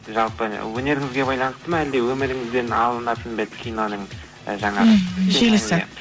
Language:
Kazakh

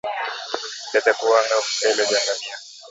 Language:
Swahili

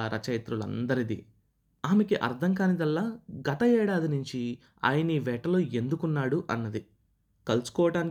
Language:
Telugu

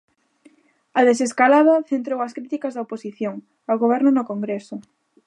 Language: Galician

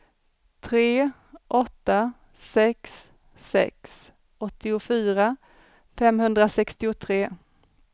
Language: Swedish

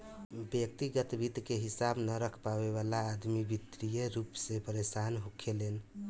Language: Bhojpuri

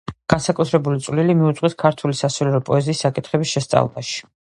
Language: Georgian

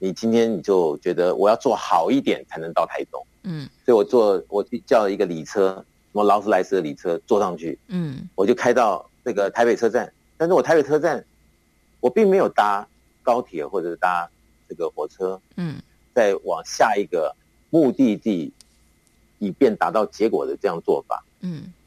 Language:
Chinese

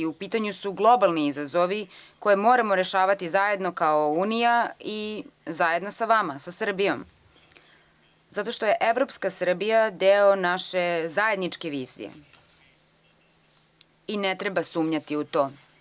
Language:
Serbian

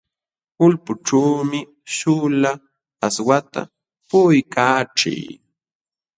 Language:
Jauja Wanca Quechua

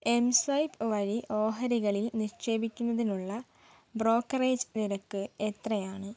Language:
Malayalam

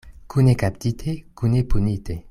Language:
Esperanto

